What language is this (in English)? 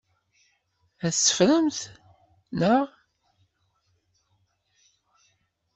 Kabyle